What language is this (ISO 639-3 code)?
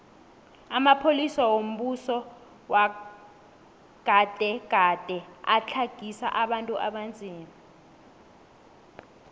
nbl